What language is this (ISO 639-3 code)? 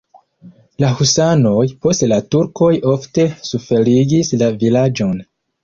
epo